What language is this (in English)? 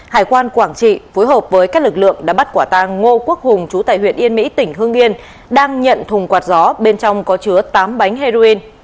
Vietnamese